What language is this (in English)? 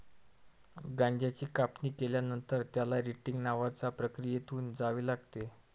Marathi